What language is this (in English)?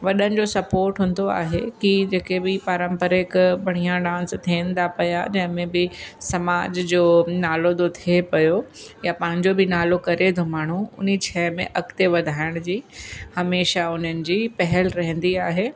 Sindhi